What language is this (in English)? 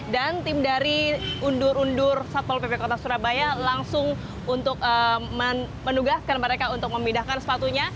Indonesian